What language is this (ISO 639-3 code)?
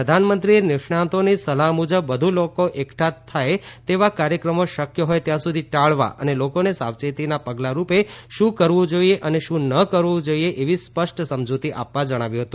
guj